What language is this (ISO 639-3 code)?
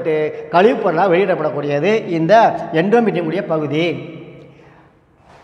ind